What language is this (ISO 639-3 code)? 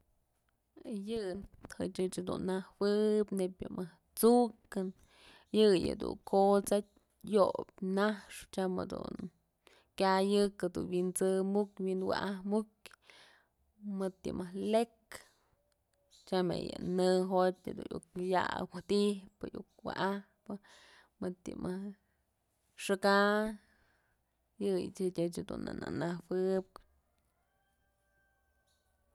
mzl